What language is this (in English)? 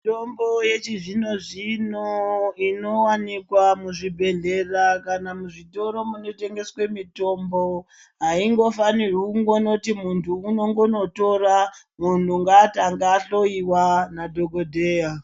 Ndau